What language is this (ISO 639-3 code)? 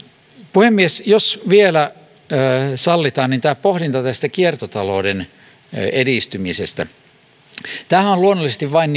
fin